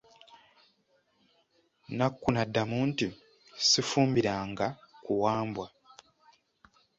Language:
Ganda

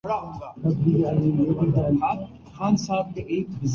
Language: Urdu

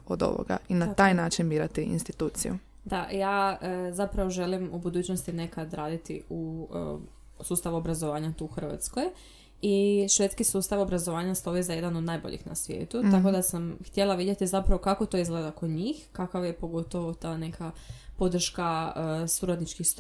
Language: Croatian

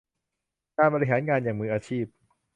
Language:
Thai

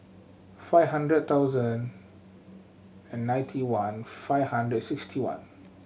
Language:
English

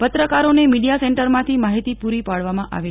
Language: Gujarati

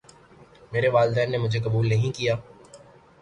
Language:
Urdu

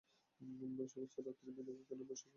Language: Bangla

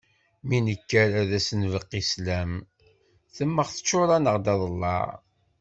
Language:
Kabyle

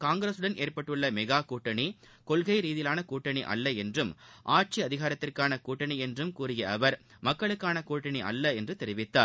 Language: Tamil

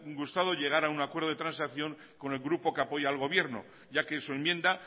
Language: Spanish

